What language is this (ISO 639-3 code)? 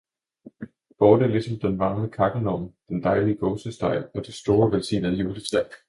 dan